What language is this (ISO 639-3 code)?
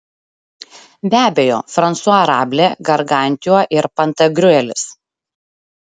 lit